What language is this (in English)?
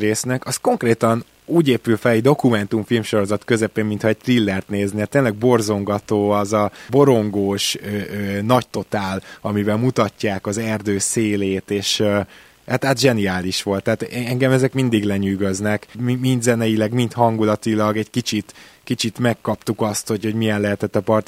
Hungarian